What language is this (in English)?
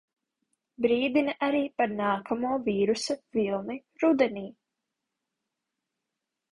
Latvian